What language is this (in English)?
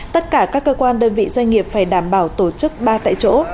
Vietnamese